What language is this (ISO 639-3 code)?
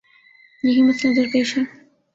urd